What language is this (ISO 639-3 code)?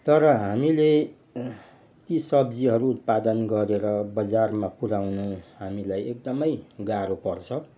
nep